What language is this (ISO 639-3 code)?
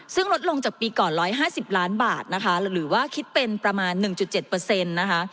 tha